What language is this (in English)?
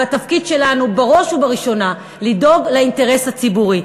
Hebrew